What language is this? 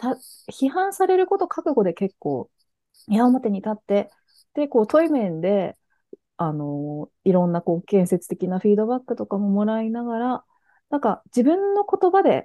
Japanese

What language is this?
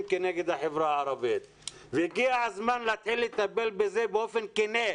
Hebrew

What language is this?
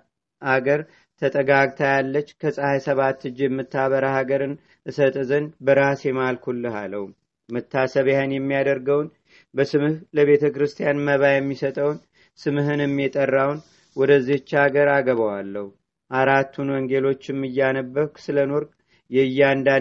Amharic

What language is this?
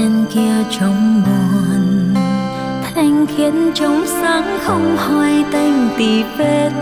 Vietnamese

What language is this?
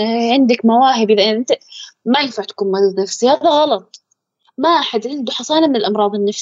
Arabic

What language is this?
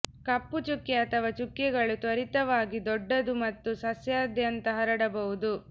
Kannada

